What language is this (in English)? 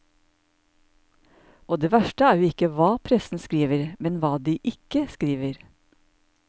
Norwegian